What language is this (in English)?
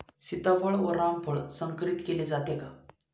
Marathi